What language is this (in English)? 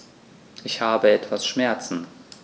German